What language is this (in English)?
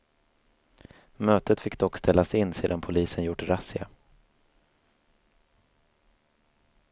Swedish